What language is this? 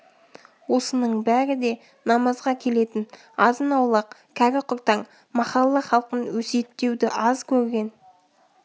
Kazakh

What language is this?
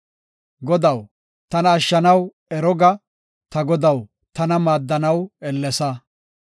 Gofa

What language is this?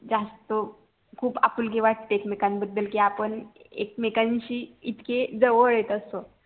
Marathi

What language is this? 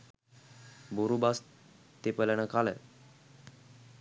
Sinhala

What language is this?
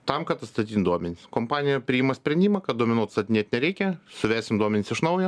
Lithuanian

